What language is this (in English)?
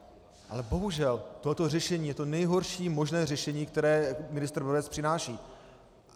Czech